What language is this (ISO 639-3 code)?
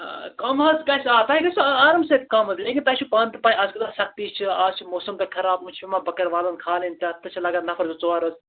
kas